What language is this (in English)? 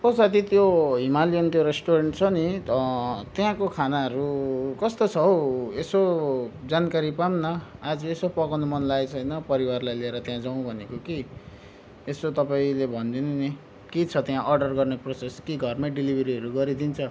Nepali